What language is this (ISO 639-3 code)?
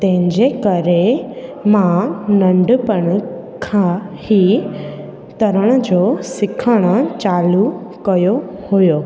snd